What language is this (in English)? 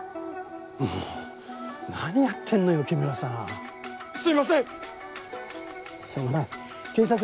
Japanese